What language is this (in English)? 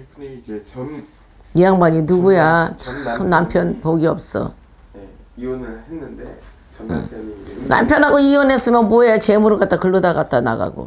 Korean